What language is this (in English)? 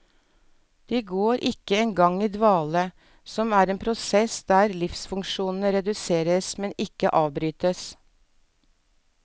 Norwegian